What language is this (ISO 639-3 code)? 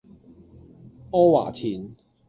yue